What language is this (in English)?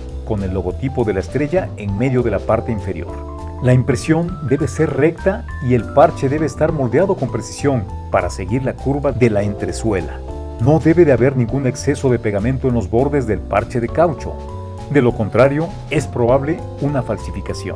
Spanish